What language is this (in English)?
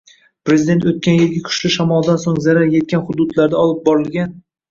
Uzbek